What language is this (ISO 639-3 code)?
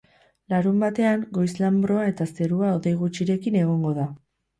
eus